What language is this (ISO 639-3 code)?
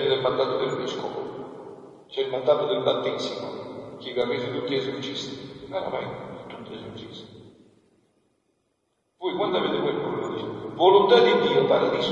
ita